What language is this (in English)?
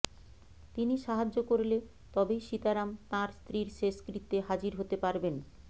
Bangla